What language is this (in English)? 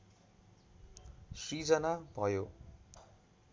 Nepali